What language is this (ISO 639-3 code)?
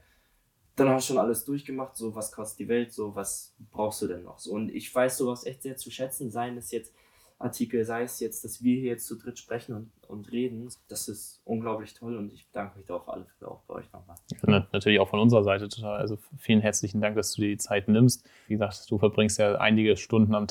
deu